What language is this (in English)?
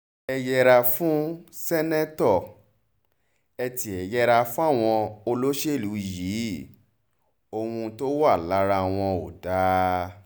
Yoruba